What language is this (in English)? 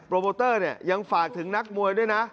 Thai